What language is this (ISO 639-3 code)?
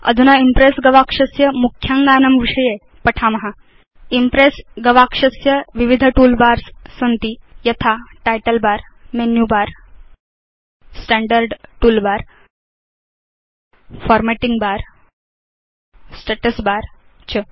san